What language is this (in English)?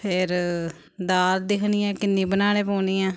Dogri